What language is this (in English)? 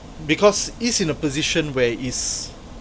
English